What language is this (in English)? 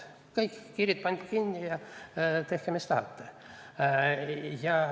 Estonian